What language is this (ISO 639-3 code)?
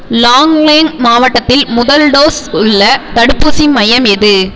tam